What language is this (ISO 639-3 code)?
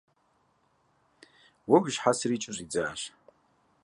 kbd